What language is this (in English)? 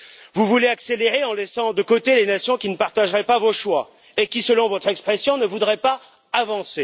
French